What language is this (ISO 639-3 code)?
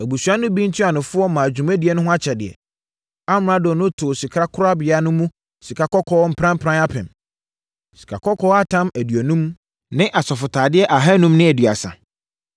aka